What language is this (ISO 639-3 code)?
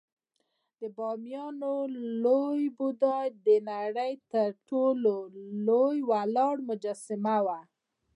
pus